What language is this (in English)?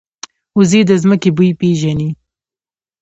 Pashto